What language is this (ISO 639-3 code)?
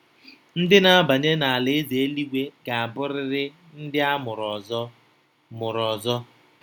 ibo